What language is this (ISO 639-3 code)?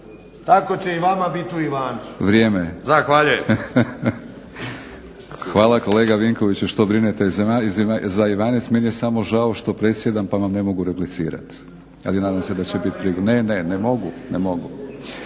hrv